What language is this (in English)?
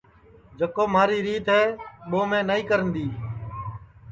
Sansi